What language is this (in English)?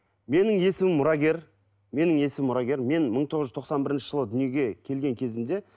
Kazakh